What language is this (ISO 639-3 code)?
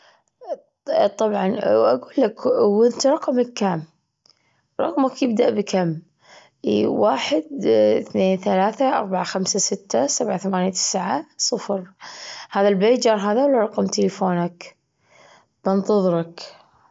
afb